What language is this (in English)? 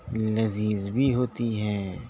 Urdu